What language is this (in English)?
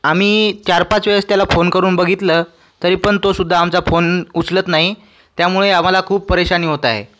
Marathi